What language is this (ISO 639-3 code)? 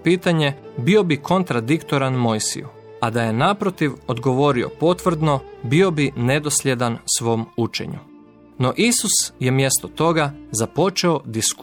hrv